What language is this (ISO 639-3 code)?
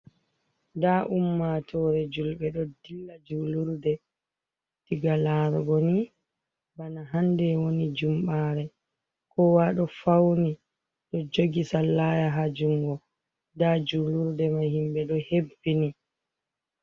ful